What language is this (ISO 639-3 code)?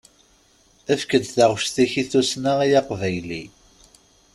kab